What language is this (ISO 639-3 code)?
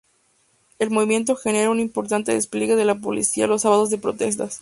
spa